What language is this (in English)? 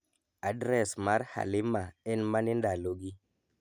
Luo (Kenya and Tanzania)